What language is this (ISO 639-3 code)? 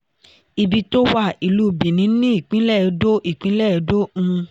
yor